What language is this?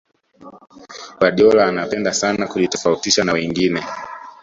Swahili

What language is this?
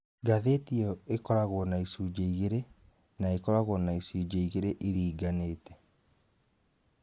Kikuyu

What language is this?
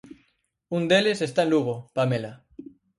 Galician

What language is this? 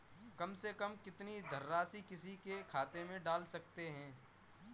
Hindi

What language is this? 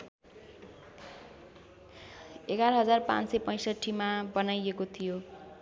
Nepali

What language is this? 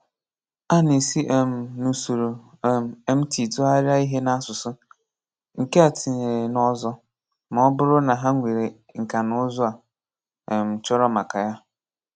Igbo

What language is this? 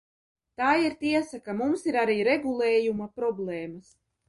Latvian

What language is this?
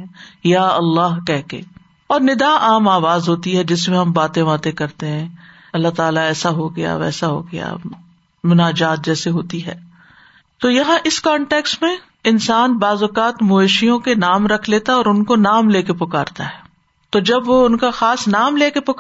Urdu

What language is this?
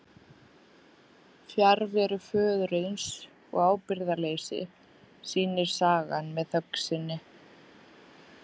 Icelandic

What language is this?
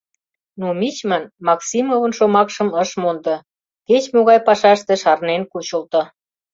Mari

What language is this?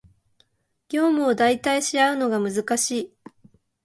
Japanese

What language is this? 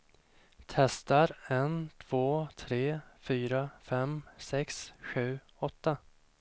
Swedish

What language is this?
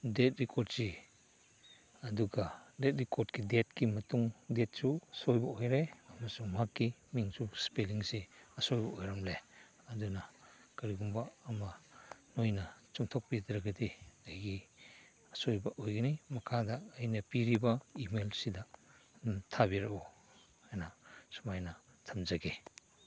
Manipuri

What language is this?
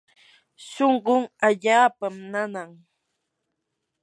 Yanahuanca Pasco Quechua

